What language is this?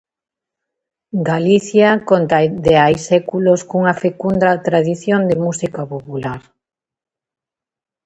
Galician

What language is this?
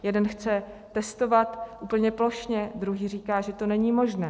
Czech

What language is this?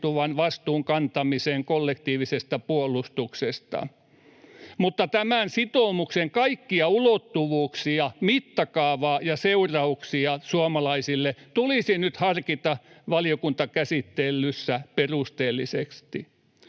Finnish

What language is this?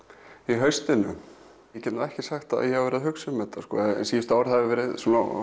Icelandic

